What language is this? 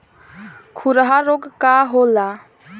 Bhojpuri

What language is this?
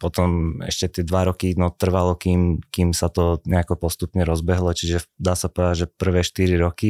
Slovak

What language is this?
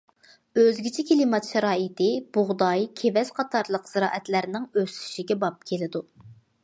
Uyghur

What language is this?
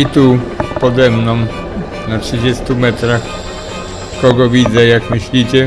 Polish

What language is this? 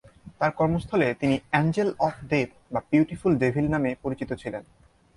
Bangla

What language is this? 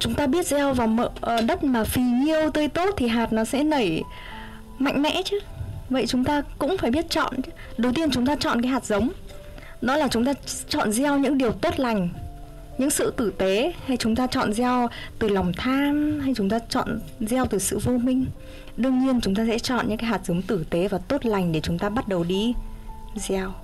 Vietnamese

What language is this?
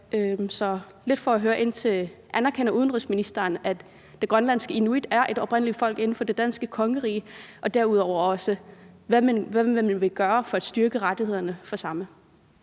Danish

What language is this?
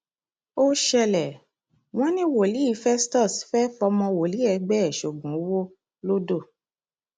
Yoruba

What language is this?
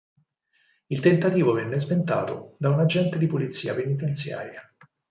Italian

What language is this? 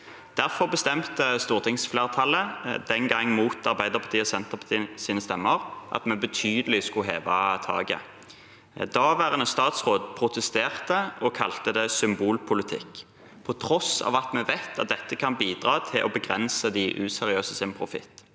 Norwegian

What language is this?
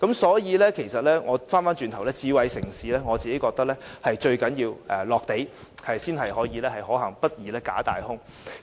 Cantonese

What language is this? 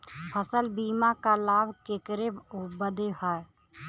Bhojpuri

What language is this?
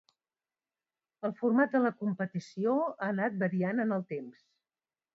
Catalan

